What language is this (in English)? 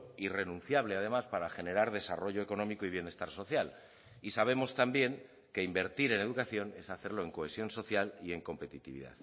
Spanish